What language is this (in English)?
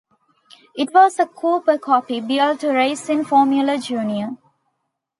English